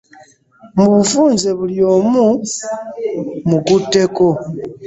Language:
Ganda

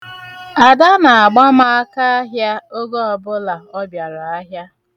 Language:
Igbo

